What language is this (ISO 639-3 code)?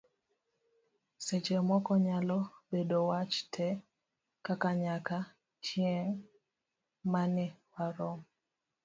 luo